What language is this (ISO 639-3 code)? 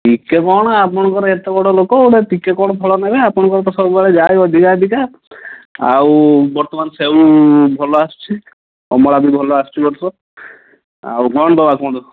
ori